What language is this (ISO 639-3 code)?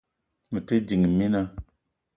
eto